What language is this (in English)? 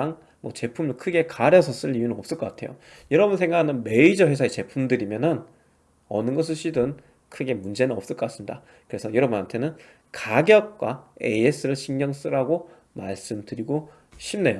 Korean